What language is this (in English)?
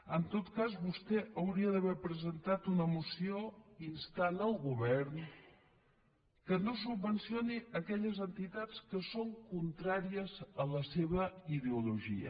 Catalan